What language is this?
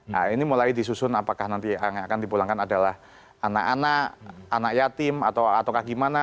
Indonesian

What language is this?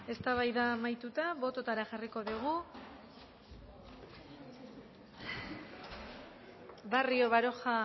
Basque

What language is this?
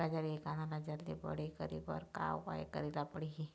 Chhattisgarhi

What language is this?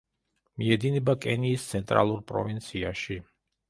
Georgian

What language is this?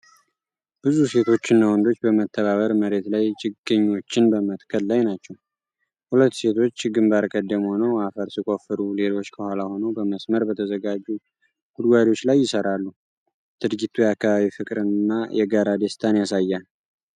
Amharic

